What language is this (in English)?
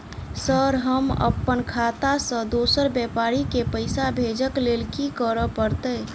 Maithili